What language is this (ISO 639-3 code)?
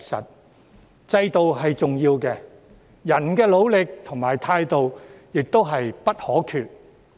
yue